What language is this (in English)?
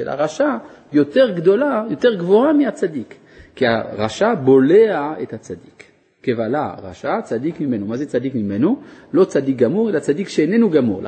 Hebrew